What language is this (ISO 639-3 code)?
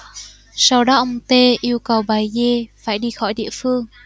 vie